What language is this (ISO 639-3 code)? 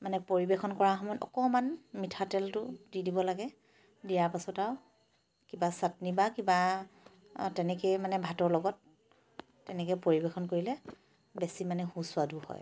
asm